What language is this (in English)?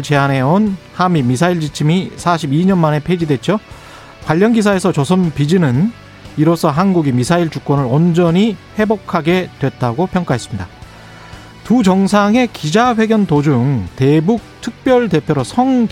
Korean